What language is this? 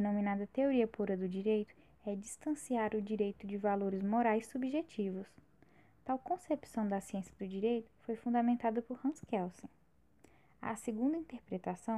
Portuguese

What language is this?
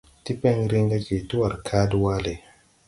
Tupuri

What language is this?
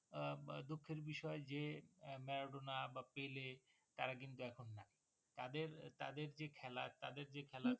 Bangla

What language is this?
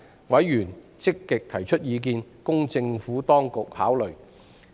Cantonese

